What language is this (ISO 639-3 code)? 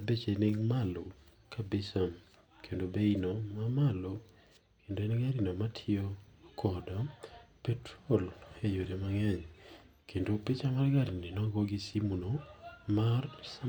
luo